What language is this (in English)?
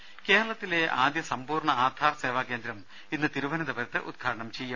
Malayalam